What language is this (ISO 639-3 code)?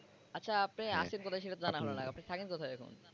ben